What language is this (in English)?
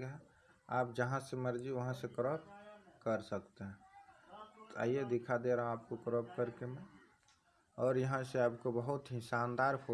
Hindi